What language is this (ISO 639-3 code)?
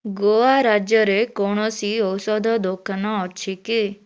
ori